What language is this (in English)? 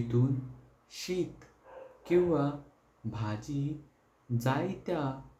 Konkani